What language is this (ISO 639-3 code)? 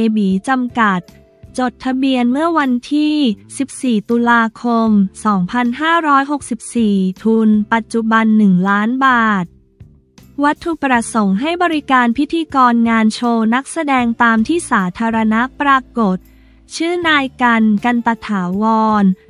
tha